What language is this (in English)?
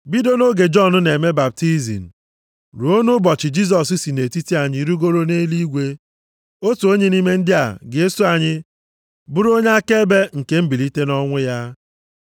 Igbo